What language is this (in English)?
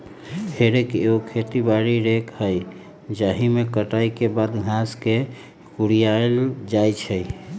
Magahi